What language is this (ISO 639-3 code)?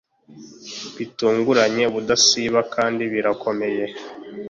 kin